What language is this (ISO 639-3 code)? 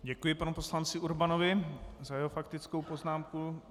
ces